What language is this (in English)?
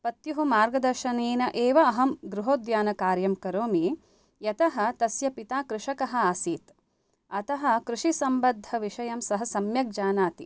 Sanskrit